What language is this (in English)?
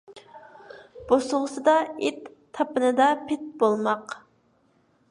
Uyghur